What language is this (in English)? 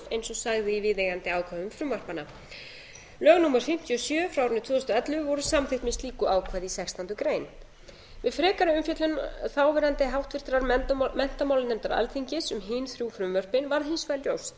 Icelandic